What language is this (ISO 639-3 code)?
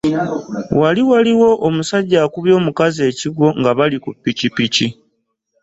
lug